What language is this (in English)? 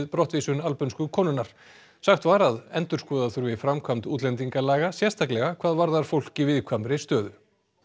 Icelandic